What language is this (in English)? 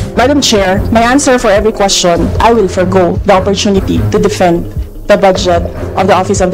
Filipino